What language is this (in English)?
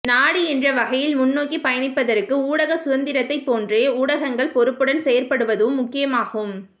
Tamil